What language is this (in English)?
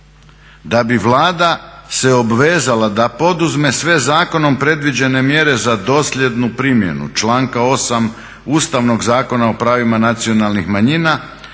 Croatian